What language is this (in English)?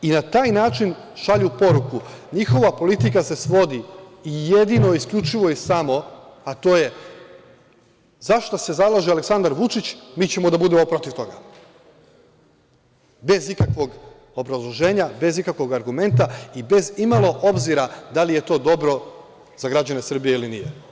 Serbian